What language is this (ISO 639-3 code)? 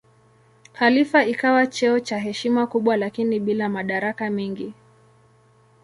swa